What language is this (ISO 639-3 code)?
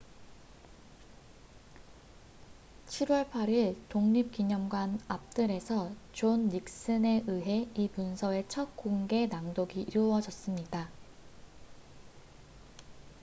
kor